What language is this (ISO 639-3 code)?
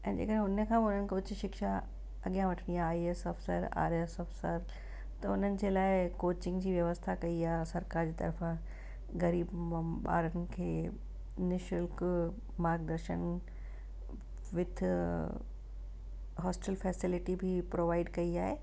snd